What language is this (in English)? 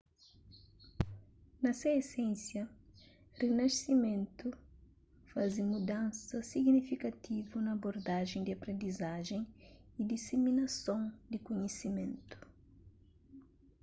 Kabuverdianu